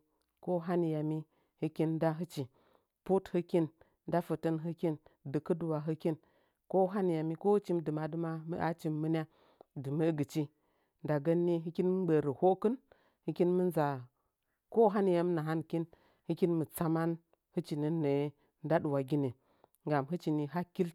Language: Nzanyi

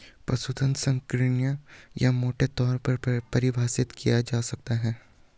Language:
Hindi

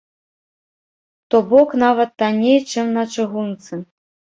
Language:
Belarusian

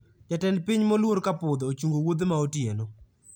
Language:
Luo (Kenya and Tanzania)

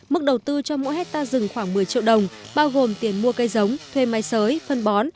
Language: Vietnamese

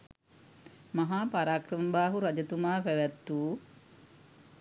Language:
Sinhala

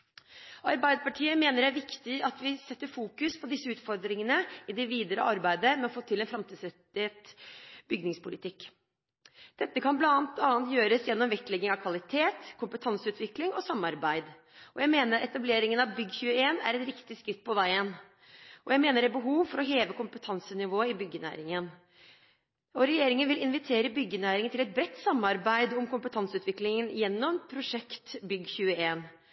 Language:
Norwegian Bokmål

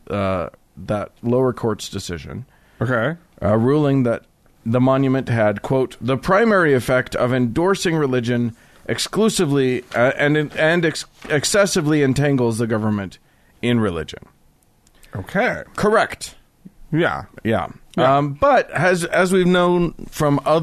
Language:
English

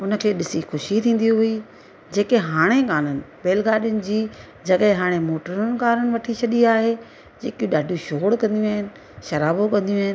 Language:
Sindhi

